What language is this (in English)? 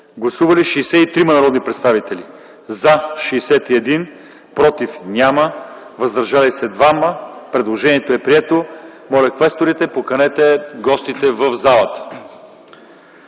Bulgarian